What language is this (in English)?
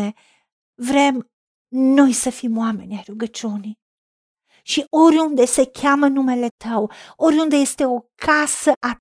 Romanian